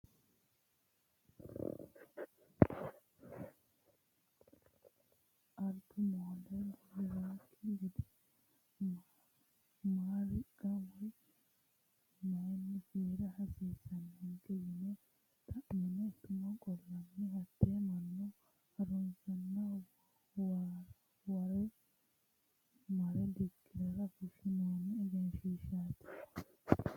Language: Sidamo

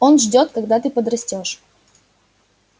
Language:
Russian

